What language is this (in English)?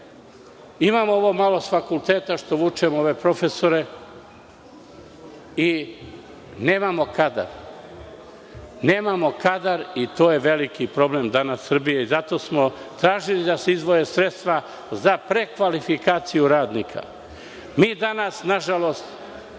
Serbian